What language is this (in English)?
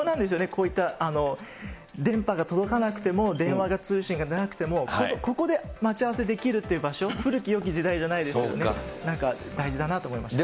Japanese